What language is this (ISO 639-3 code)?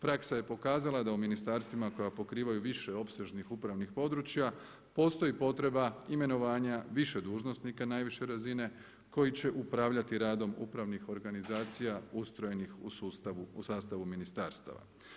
hrv